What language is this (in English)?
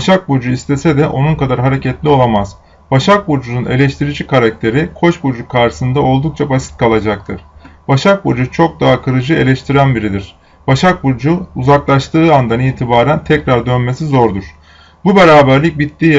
Turkish